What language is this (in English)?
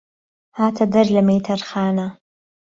Central Kurdish